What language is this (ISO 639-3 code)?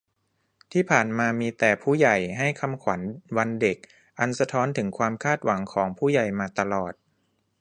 tha